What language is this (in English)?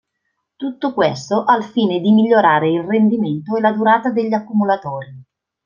Italian